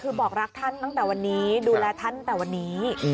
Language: Thai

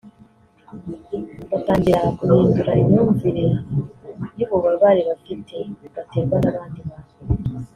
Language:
Kinyarwanda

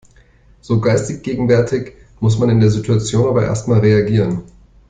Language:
German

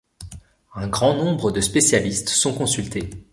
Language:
French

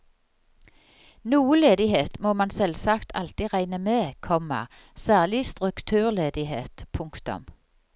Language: Norwegian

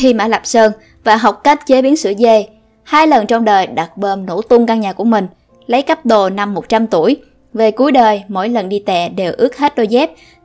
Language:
Vietnamese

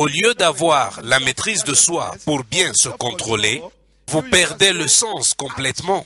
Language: French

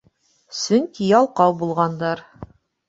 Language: Bashkir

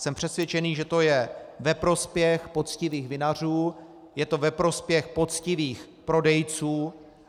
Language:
Czech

